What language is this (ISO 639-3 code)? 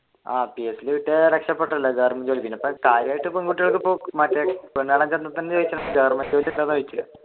mal